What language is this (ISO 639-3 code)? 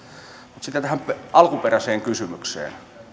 fin